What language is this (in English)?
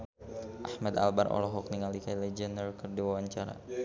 Sundanese